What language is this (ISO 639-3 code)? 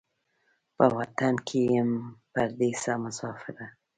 pus